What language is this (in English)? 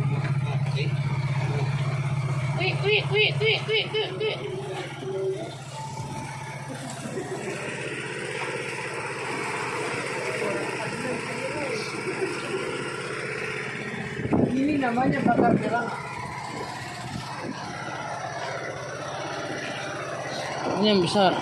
Indonesian